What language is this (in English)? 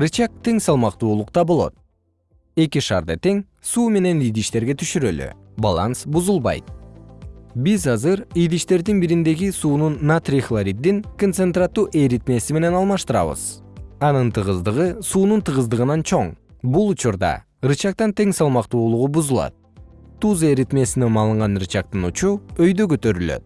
Kyrgyz